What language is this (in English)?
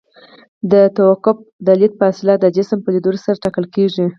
Pashto